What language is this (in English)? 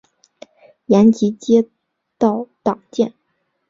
Chinese